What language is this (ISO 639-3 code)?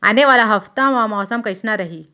hne